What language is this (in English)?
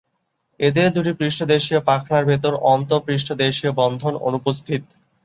Bangla